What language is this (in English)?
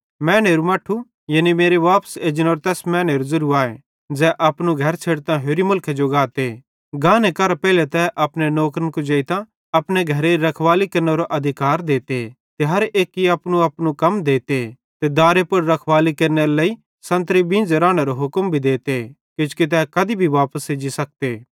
Bhadrawahi